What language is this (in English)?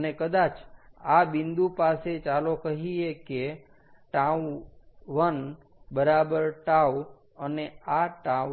Gujarati